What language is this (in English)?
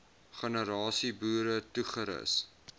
Afrikaans